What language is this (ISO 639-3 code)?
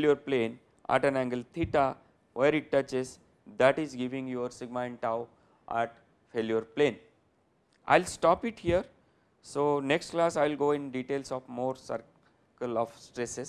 eng